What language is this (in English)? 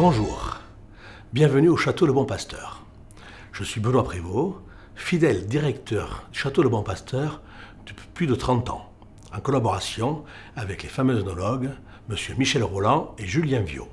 French